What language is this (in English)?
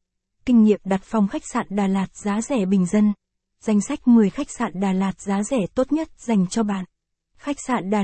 Vietnamese